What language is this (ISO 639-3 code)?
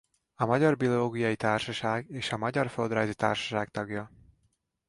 hun